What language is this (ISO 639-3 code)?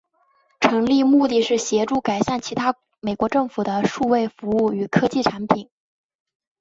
zho